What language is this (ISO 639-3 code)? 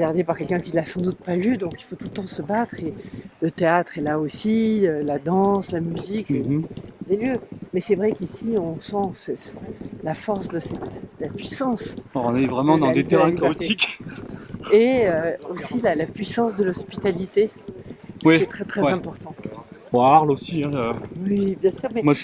fra